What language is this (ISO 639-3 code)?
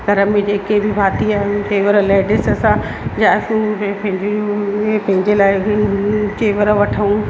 snd